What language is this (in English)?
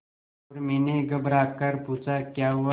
Hindi